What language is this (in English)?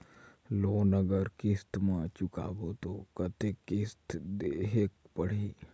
Chhattisgarhi